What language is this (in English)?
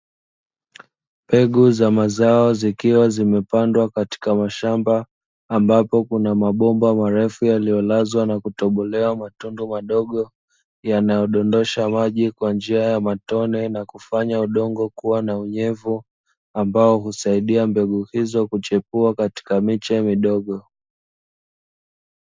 Swahili